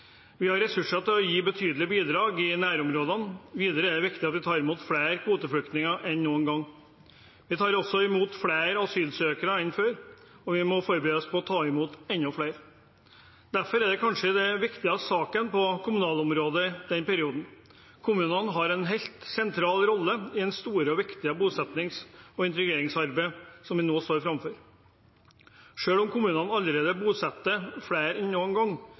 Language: Norwegian Bokmål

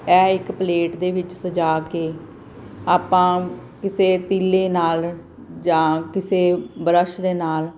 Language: Punjabi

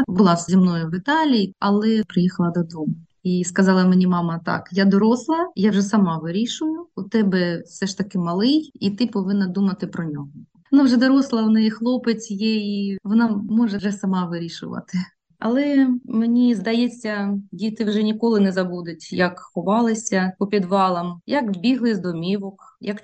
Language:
Ukrainian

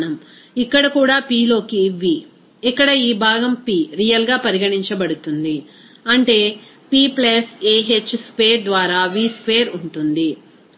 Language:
Telugu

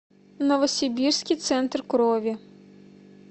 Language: Russian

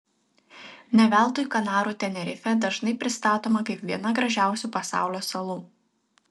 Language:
Lithuanian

